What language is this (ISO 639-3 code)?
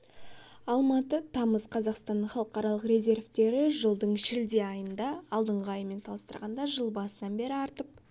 kaz